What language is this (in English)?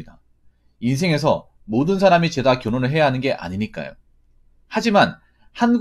Korean